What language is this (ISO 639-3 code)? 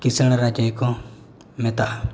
sat